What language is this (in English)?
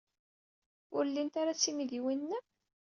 Kabyle